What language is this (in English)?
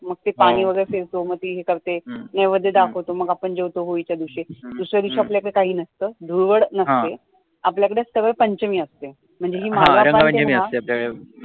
Marathi